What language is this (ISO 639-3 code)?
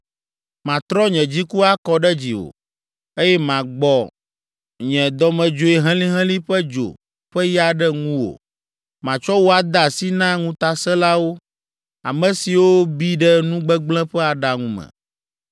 ewe